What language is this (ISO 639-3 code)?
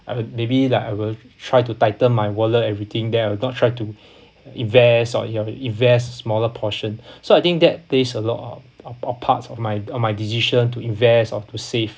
eng